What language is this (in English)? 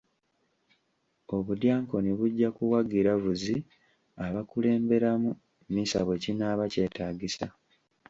Ganda